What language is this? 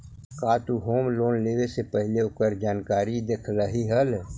Magahi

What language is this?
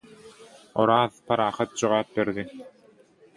Turkmen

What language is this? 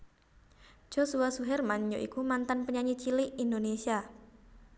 Javanese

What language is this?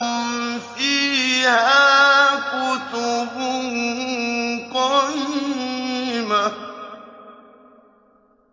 Arabic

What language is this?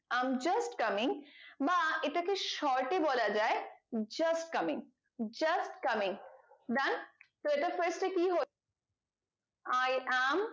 Bangla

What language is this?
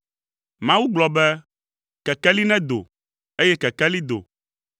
Ewe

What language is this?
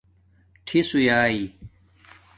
Domaaki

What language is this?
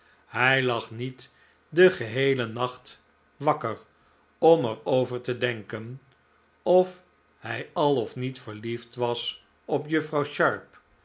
Dutch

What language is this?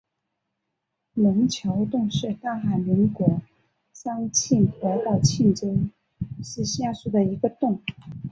Chinese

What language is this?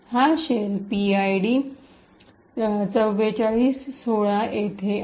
Marathi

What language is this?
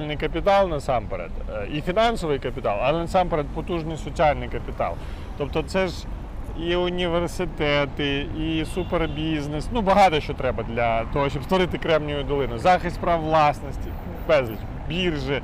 Ukrainian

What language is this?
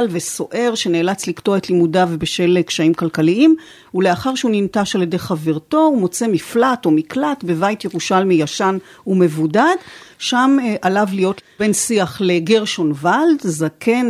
Hebrew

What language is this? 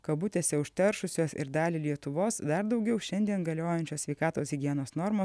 Lithuanian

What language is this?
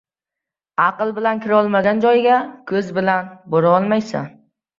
Uzbek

